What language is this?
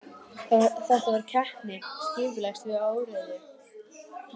Icelandic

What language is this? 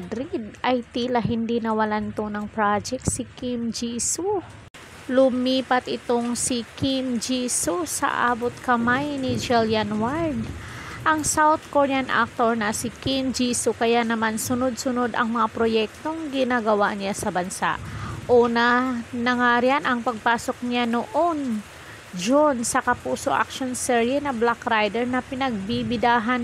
Filipino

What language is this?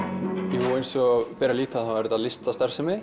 Icelandic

